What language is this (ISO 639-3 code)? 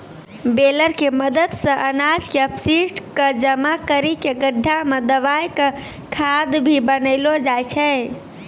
mai